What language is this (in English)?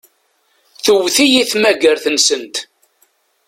Kabyle